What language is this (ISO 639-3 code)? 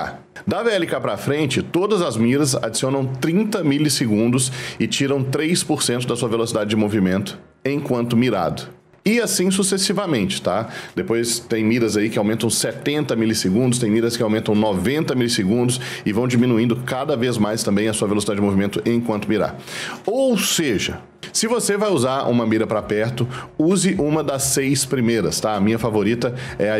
por